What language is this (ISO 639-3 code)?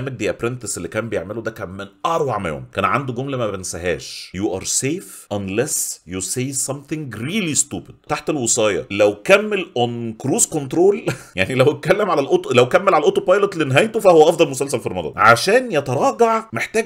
ara